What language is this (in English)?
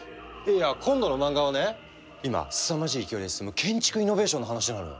Japanese